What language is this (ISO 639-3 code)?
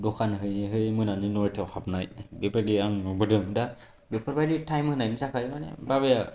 brx